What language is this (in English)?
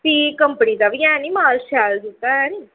Dogri